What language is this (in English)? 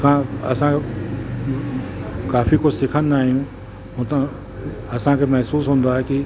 Sindhi